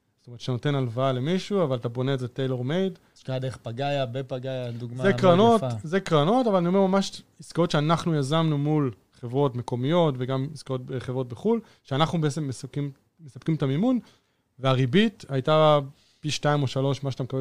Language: Hebrew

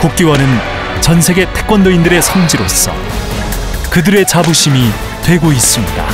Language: Korean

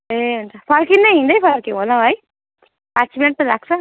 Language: Nepali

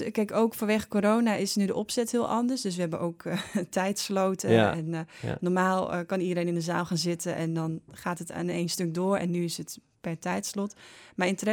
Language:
Dutch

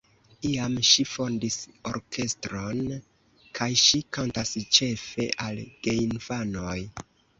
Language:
Esperanto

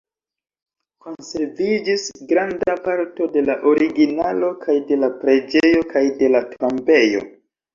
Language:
Esperanto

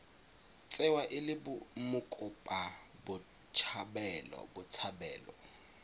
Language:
Tswana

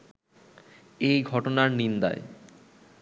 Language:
Bangla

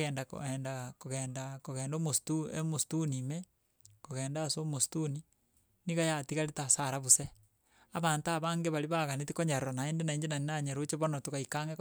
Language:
Gusii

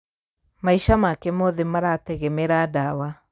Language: Kikuyu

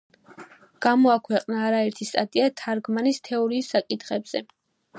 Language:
Georgian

